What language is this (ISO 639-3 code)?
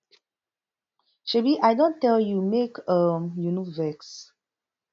pcm